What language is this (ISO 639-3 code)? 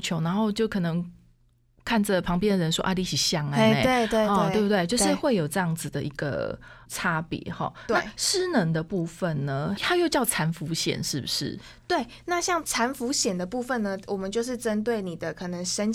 zho